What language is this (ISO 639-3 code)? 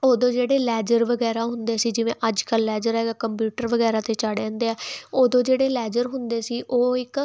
pan